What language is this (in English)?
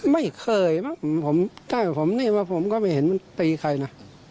Thai